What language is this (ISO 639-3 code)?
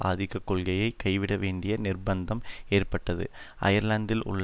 tam